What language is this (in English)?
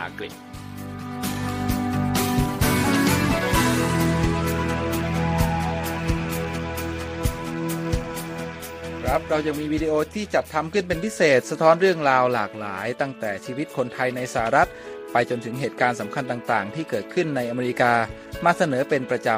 Thai